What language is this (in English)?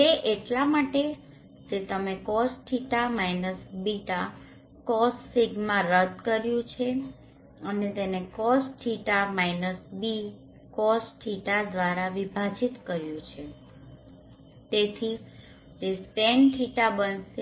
Gujarati